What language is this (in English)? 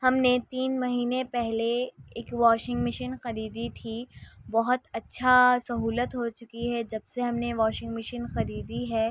Urdu